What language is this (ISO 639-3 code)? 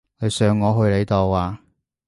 yue